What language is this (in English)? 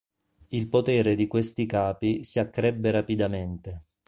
Italian